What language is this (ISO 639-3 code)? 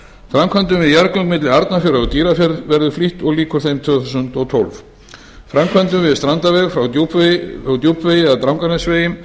isl